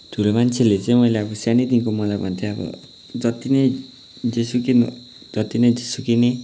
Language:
Nepali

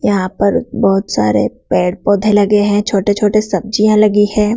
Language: Hindi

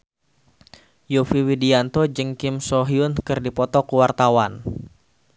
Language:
Sundanese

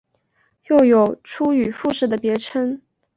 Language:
Chinese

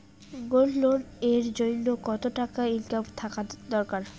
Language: Bangla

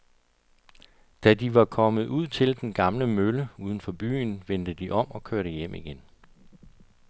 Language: Danish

